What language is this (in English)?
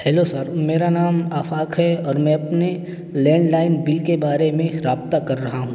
Urdu